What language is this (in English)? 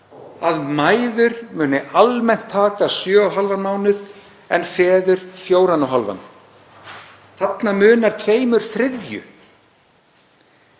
Icelandic